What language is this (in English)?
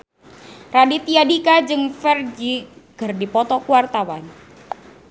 Sundanese